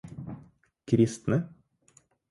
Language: Norwegian Bokmål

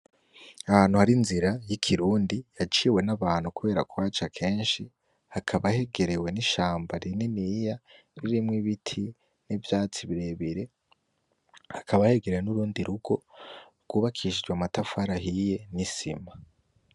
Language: Rundi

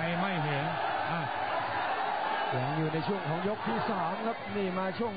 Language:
Thai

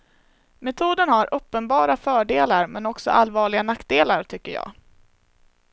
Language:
Swedish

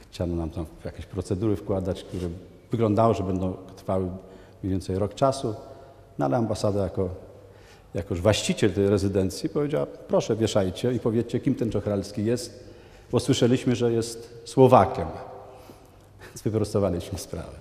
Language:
Polish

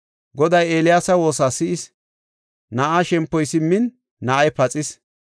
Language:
Gofa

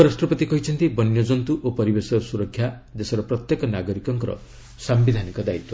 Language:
Odia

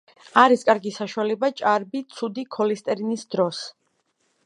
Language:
Georgian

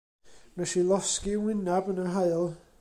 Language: Welsh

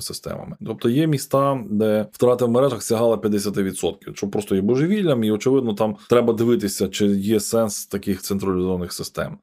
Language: Ukrainian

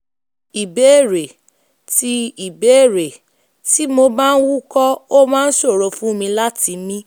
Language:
Yoruba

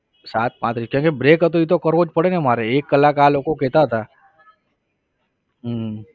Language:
Gujarati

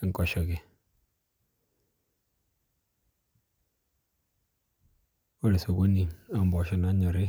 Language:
Masai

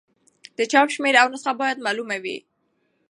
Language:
Pashto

